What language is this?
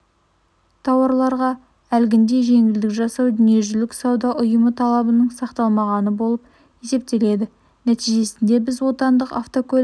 Kazakh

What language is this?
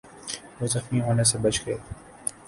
Urdu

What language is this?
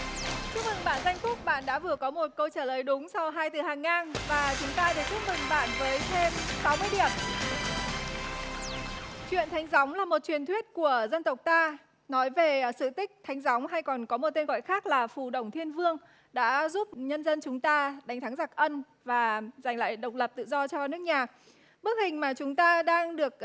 Vietnamese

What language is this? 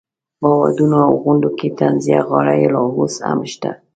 Pashto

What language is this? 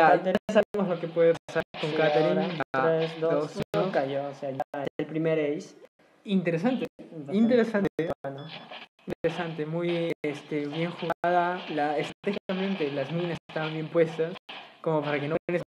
Spanish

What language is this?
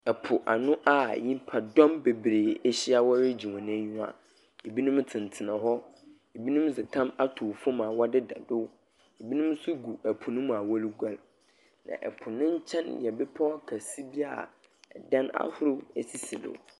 Akan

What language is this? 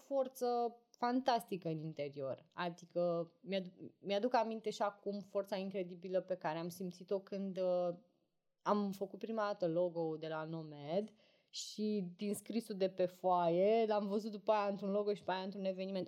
Romanian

